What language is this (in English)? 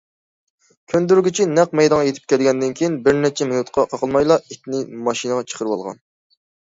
Uyghur